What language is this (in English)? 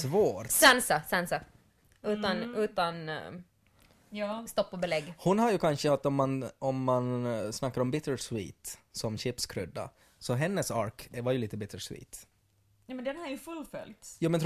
Swedish